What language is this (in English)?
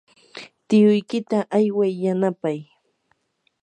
Yanahuanca Pasco Quechua